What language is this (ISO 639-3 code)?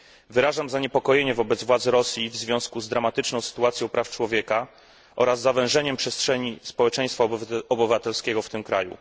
pol